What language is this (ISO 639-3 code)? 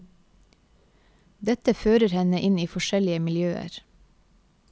nor